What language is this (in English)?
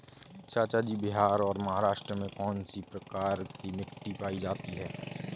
Hindi